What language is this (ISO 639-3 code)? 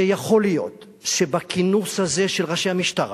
heb